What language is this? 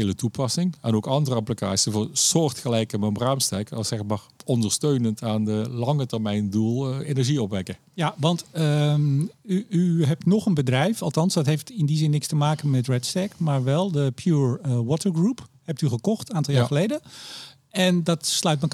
Dutch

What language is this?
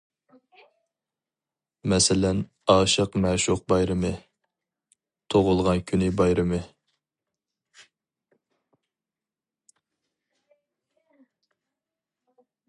Uyghur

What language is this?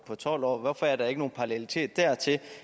Danish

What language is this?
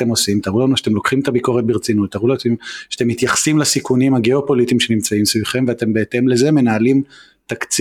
Hebrew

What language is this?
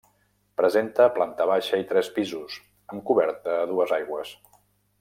Catalan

